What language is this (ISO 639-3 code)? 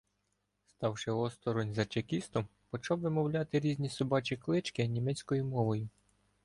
ukr